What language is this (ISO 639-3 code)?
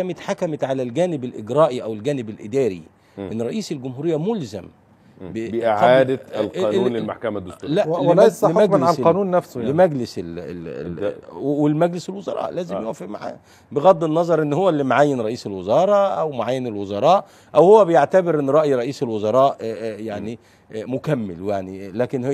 ara